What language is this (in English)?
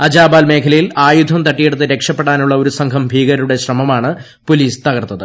Malayalam